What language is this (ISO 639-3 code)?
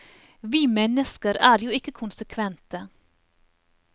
nor